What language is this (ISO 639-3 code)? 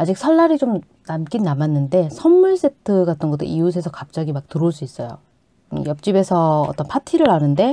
kor